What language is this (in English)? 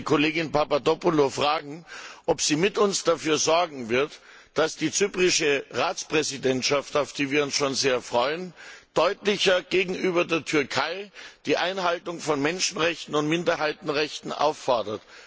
German